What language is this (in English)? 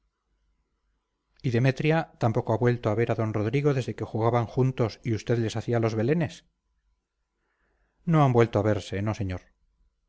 Spanish